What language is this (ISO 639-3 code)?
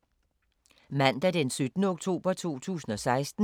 dan